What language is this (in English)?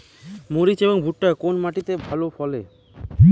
Bangla